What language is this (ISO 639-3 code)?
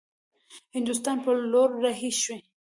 pus